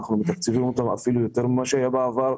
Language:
Hebrew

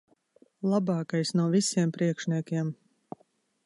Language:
Latvian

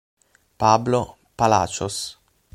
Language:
Italian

